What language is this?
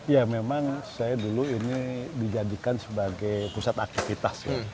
Indonesian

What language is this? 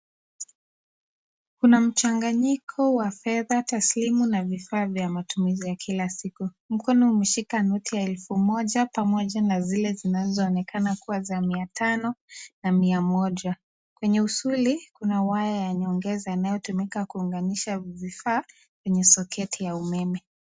Swahili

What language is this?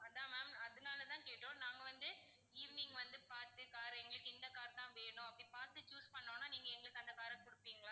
Tamil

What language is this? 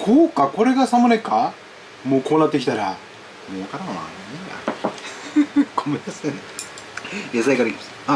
Japanese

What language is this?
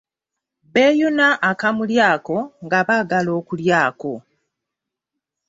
Ganda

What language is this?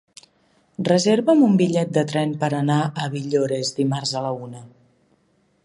Catalan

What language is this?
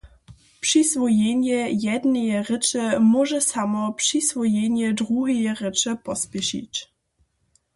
Upper Sorbian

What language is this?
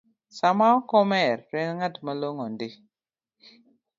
Luo (Kenya and Tanzania)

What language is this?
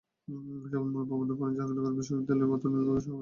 Bangla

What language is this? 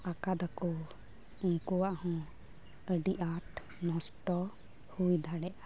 Santali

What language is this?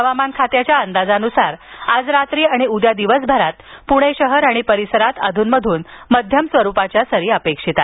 Marathi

